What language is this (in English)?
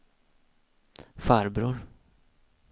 Swedish